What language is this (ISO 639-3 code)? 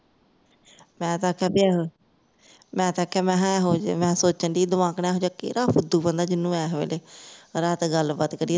pan